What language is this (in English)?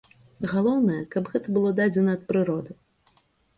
Belarusian